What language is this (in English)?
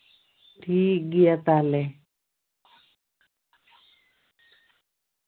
Santali